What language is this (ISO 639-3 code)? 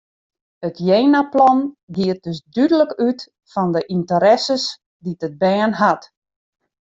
fry